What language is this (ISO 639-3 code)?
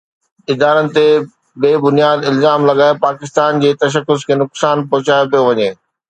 snd